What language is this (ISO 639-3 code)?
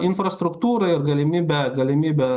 lit